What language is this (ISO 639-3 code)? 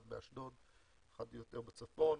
heb